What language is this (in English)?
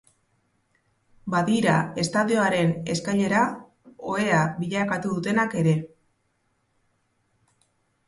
Basque